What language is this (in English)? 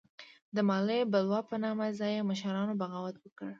Pashto